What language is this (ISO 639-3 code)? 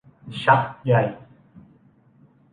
tha